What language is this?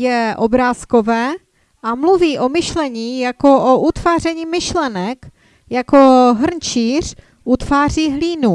Czech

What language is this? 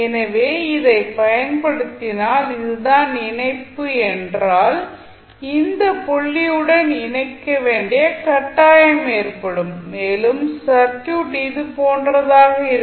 Tamil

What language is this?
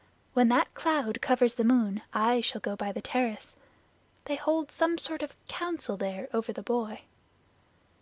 English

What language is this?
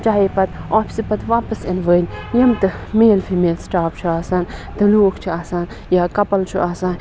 Kashmiri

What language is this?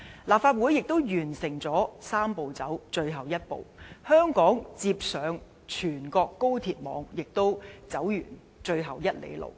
Cantonese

